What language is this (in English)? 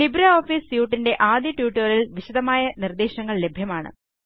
Malayalam